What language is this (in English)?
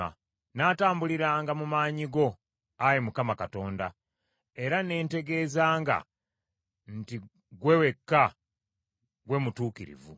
Ganda